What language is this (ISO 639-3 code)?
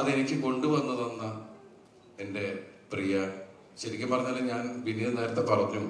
mal